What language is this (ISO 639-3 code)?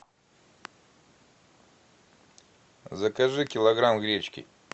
rus